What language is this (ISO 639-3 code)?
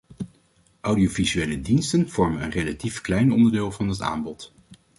nld